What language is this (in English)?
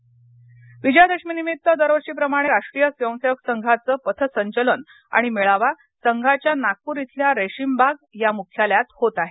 Marathi